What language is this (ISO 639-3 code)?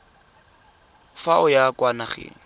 tsn